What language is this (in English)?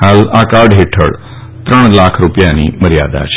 Gujarati